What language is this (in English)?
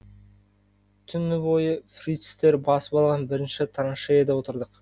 Kazakh